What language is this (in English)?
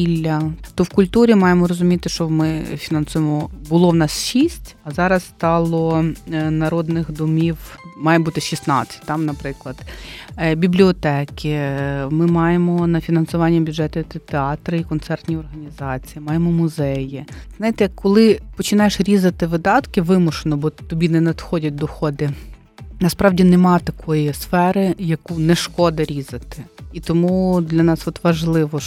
Ukrainian